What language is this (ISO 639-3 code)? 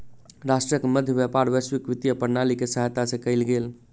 mai